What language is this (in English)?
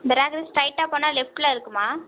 Tamil